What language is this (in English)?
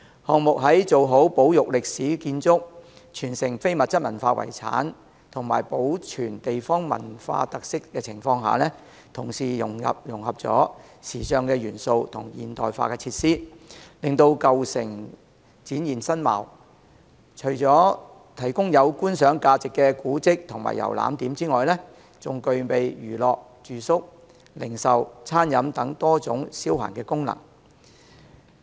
Cantonese